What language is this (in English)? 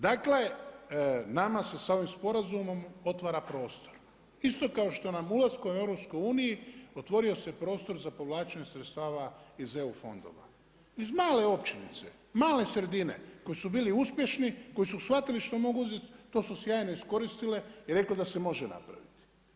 Croatian